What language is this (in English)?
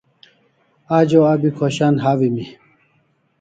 Kalasha